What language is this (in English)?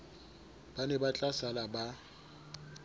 Southern Sotho